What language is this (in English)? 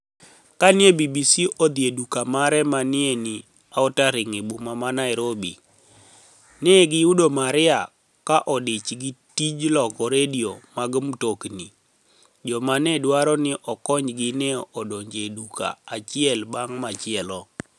Luo (Kenya and Tanzania)